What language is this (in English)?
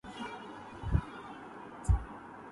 Urdu